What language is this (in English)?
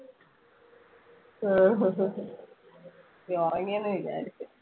Malayalam